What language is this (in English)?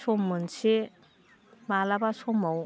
Bodo